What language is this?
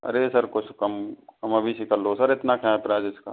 Hindi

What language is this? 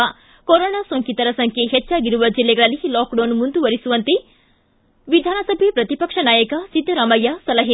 Kannada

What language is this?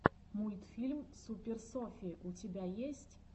Russian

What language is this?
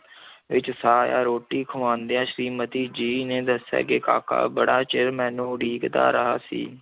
Punjabi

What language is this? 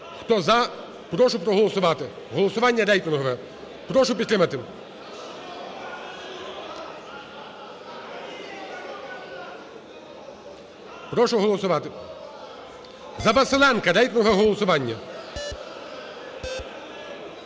Ukrainian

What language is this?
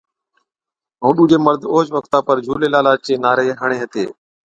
Od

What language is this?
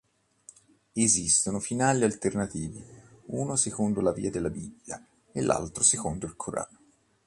Italian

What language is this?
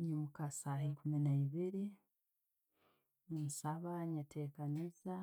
Tooro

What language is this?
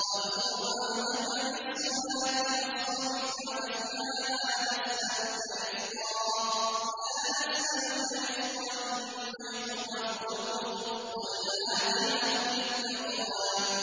Arabic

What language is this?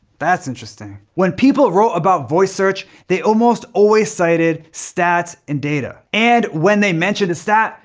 English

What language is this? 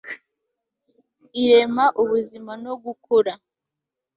Kinyarwanda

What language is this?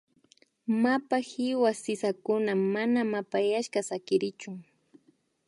Imbabura Highland Quichua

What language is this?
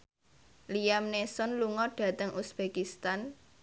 Javanese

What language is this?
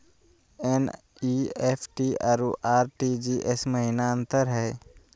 Magahi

